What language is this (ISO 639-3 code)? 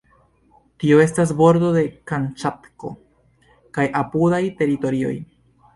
epo